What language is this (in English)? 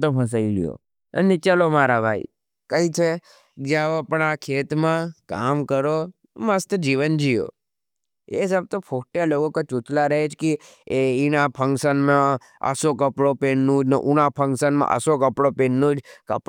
Nimadi